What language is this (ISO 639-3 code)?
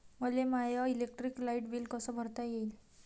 mar